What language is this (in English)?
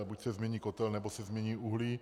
Czech